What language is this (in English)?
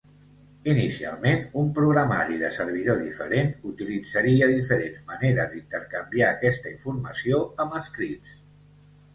Catalan